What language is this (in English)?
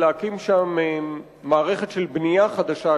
Hebrew